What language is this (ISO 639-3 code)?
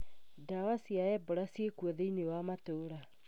kik